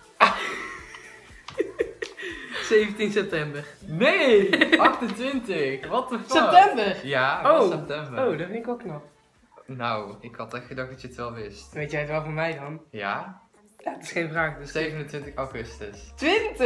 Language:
Dutch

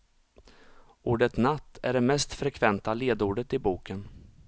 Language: Swedish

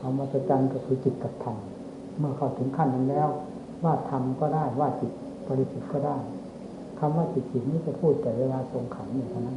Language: Thai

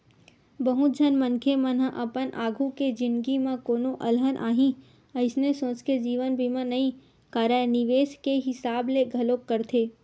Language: Chhattisgarhi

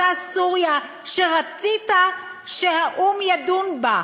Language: Hebrew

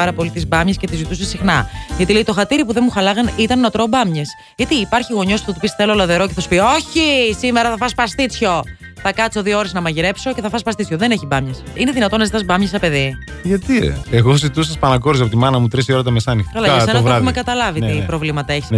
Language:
Greek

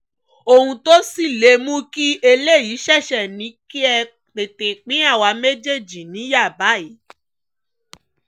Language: Yoruba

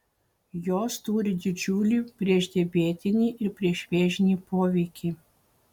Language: Lithuanian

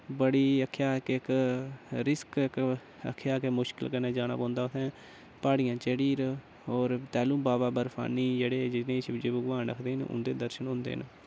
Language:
Dogri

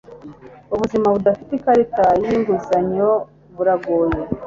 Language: Kinyarwanda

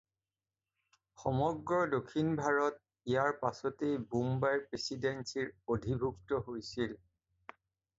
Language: Assamese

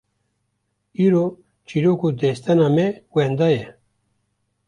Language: Kurdish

